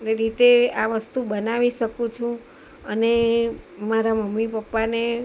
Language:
Gujarati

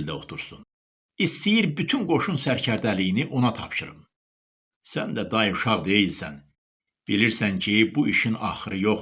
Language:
Turkish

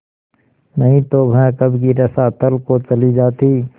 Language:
Hindi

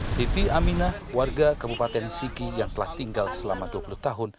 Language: Indonesian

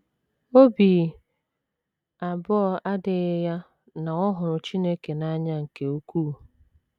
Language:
Igbo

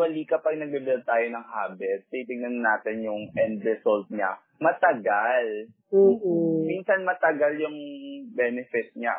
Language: Filipino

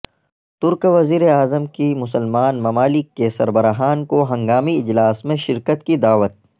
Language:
Urdu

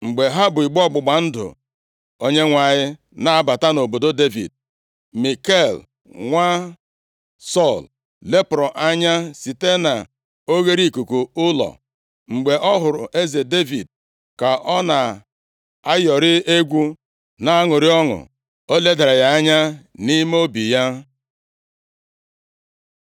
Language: Igbo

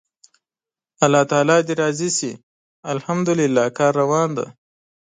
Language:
Pashto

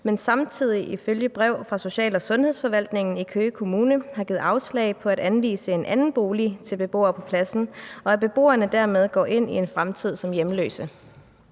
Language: Danish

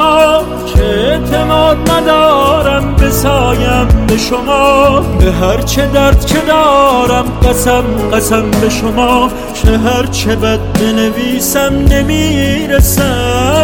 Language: Persian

